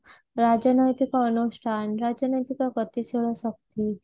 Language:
Odia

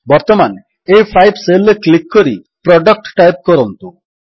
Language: Odia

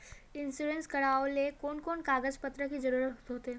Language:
Magahi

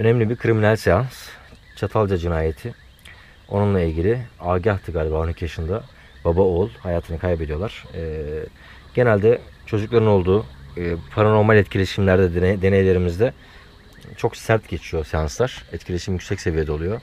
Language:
Turkish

